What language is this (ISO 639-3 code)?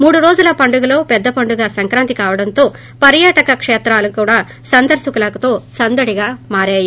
tel